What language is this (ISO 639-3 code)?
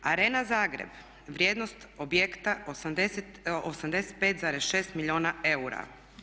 hrv